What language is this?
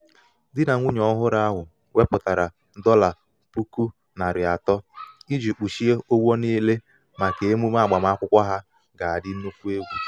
Igbo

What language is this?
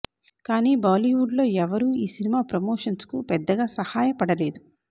Telugu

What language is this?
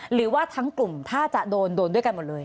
Thai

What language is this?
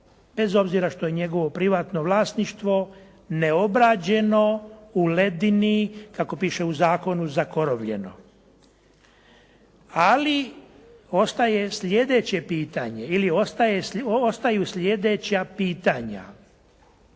Croatian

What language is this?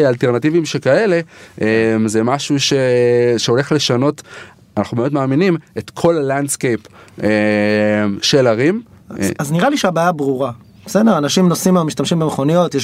Hebrew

